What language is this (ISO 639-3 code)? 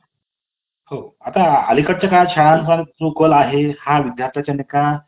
mar